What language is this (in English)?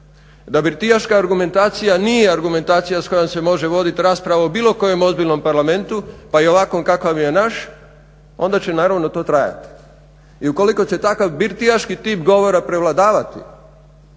Croatian